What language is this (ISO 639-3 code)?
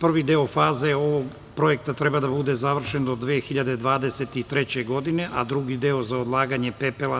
srp